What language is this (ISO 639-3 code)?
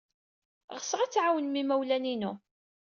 kab